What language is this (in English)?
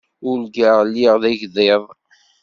Kabyle